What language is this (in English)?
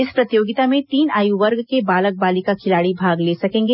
Hindi